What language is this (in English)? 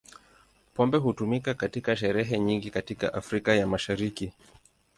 Swahili